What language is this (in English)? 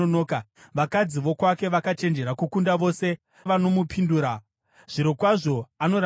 Shona